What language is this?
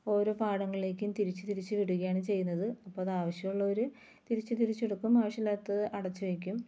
Malayalam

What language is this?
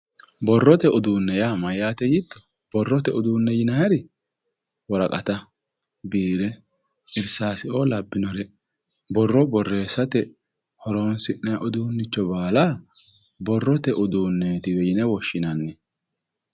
Sidamo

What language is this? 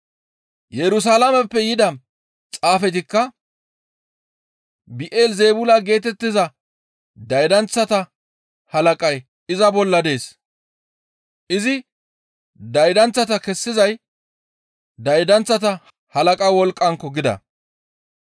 Gamo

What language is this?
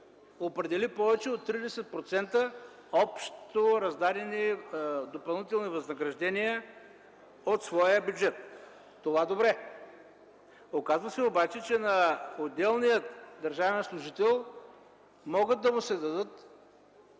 Bulgarian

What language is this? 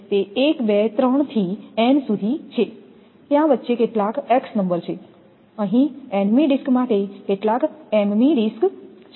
Gujarati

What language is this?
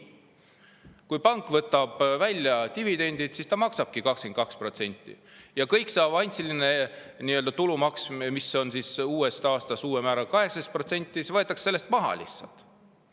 Estonian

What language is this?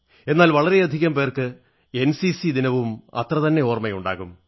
Malayalam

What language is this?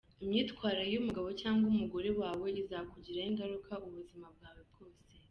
Kinyarwanda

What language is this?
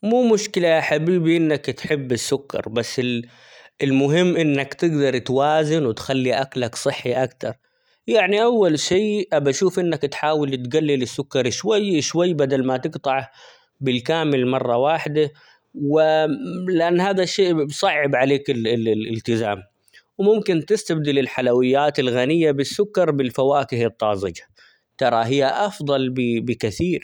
Omani Arabic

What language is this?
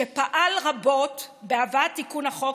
Hebrew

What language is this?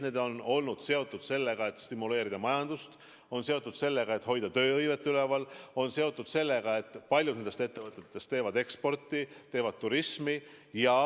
Estonian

